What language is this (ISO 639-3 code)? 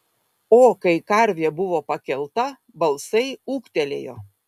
lit